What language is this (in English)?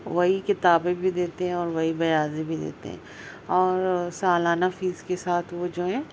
Urdu